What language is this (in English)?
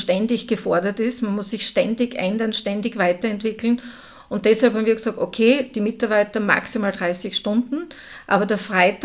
German